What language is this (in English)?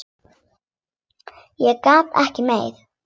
Icelandic